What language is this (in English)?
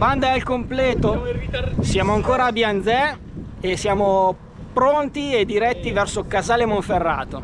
Italian